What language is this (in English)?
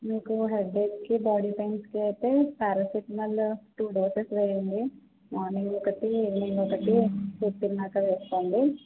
Telugu